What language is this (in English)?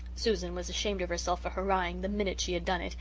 English